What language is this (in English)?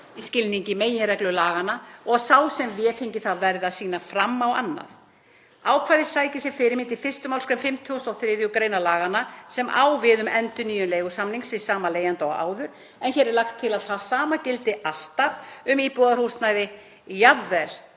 Icelandic